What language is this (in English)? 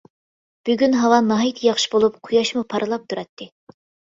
Uyghur